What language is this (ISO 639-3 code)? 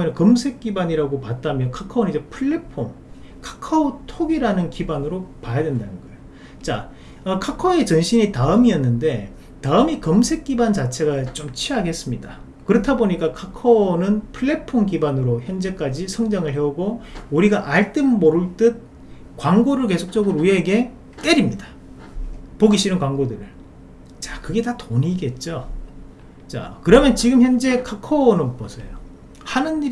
kor